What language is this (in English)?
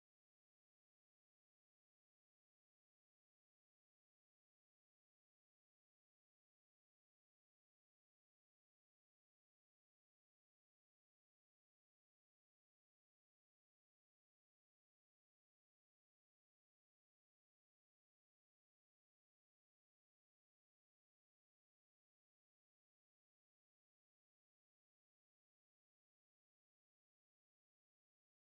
Marathi